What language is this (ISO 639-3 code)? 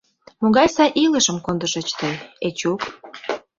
chm